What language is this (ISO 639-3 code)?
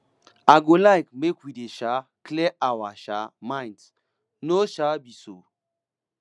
pcm